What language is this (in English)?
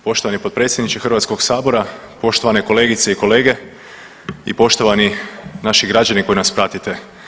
Croatian